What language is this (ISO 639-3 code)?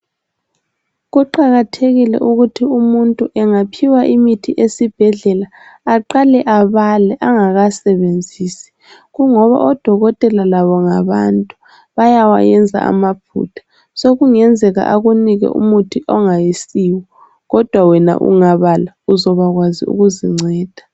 nde